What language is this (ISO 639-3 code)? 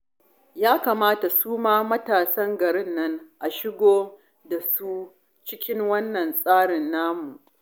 hau